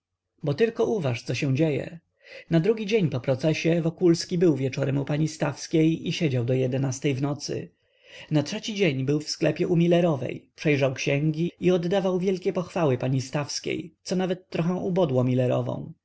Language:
Polish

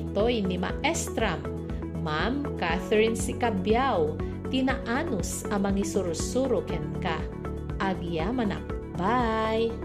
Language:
Filipino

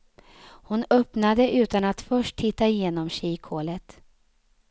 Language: Swedish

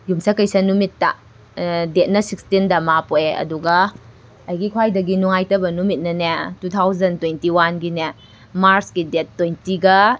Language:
Manipuri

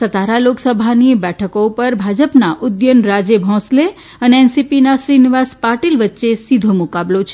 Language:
Gujarati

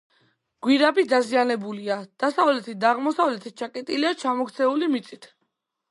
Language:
Georgian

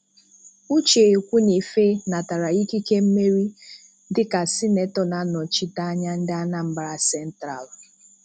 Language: Igbo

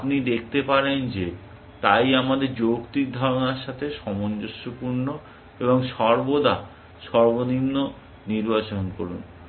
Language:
Bangla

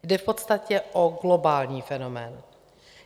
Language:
Czech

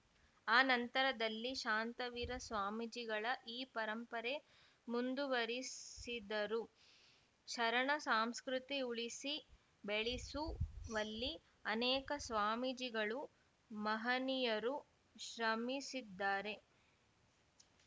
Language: Kannada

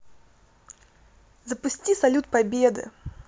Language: Russian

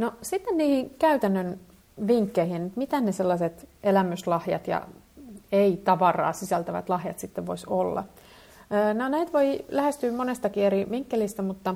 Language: Finnish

